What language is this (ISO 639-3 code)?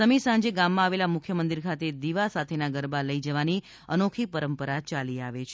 guj